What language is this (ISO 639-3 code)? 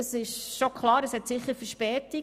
gsw